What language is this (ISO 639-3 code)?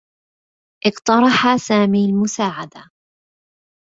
ara